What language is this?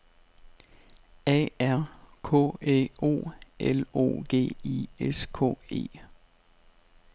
Danish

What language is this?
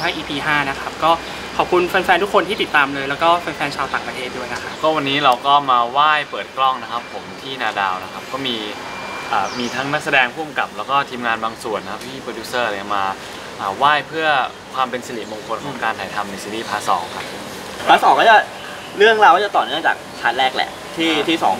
Thai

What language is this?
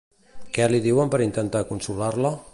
Catalan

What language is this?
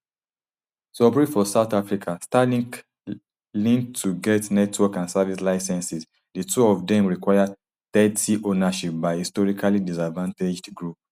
Nigerian Pidgin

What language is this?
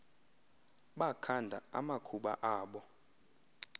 Xhosa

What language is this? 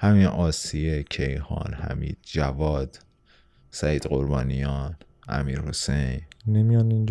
Persian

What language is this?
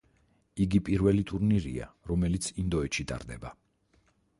Georgian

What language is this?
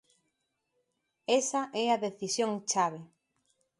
Galician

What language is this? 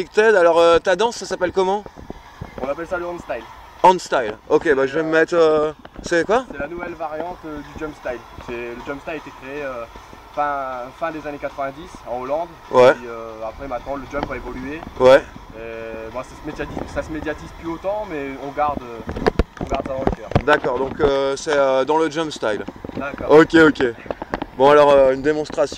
French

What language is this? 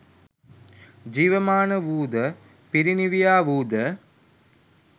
Sinhala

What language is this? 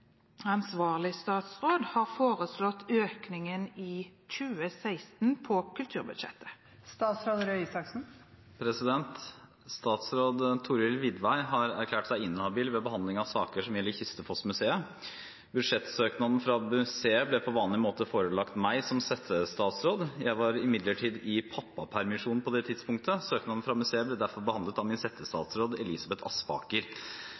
Norwegian Bokmål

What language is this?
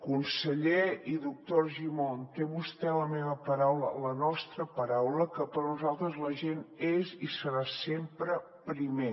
Catalan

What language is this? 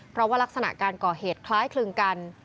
Thai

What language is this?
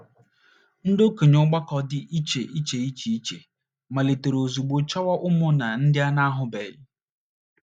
Igbo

